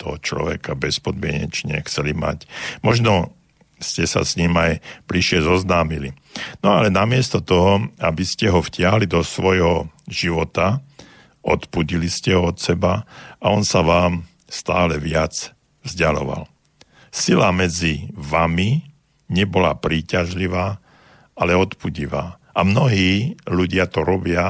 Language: Slovak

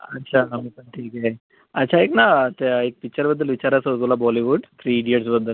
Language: Marathi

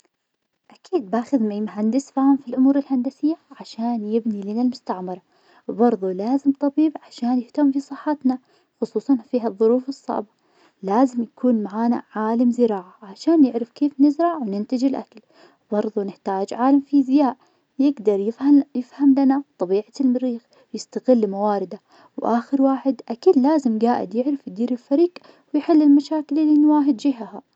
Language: Najdi Arabic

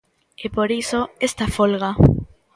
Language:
Galician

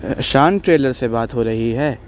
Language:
Urdu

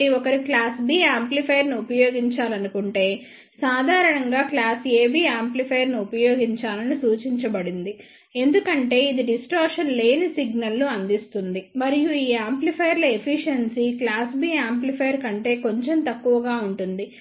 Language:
Telugu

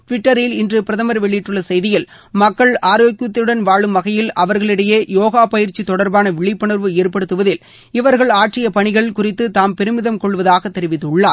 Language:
Tamil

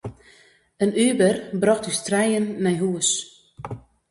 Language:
Western Frisian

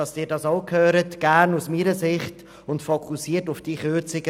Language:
Swiss German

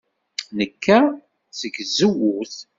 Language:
Kabyle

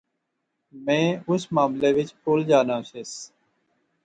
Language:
Pahari-Potwari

